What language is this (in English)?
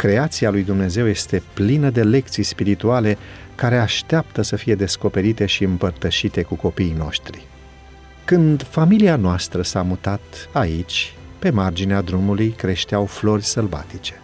Romanian